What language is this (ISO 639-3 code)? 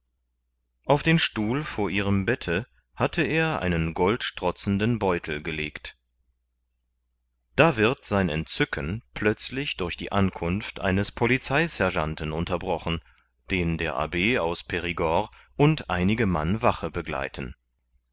deu